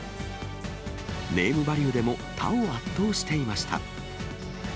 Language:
Japanese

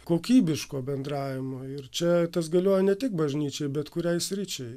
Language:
Lithuanian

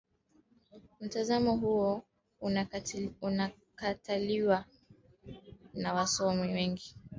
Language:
Swahili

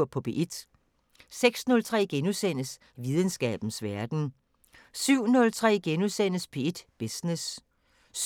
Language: Danish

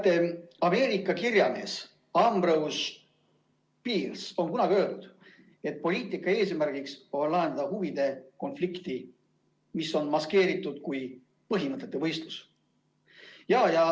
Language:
Estonian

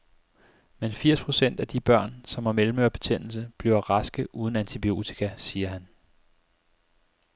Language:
Danish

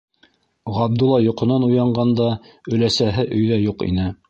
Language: Bashkir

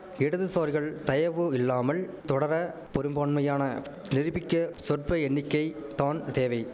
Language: Tamil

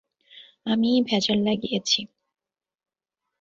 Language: Bangla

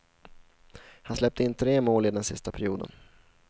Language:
Swedish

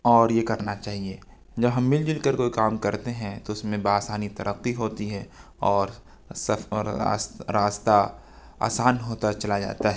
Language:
Urdu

